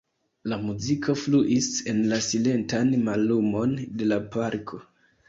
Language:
Esperanto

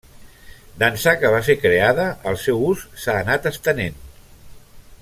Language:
Catalan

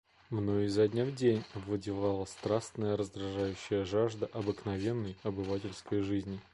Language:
Russian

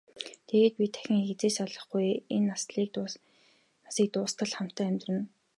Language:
Mongolian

